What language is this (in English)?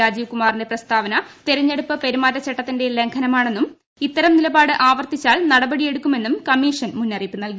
Malayalam